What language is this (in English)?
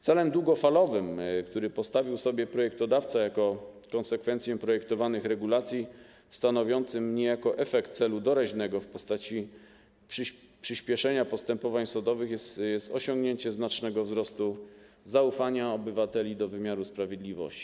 Polish